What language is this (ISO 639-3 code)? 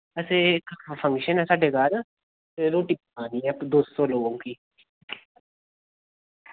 doi